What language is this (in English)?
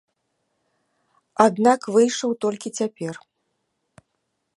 Belarusian